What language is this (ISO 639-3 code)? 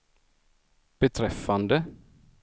swe